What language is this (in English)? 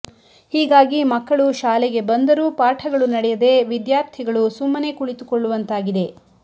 Kannada